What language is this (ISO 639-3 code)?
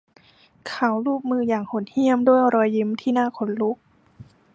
tha